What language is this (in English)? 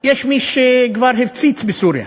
Hebrew